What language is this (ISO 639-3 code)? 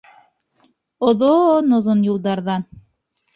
bak